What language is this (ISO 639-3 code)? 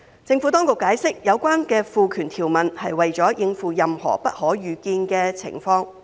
yue